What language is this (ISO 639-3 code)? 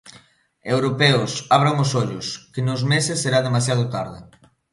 glg